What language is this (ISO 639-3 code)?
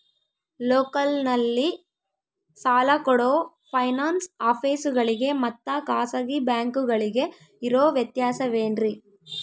kan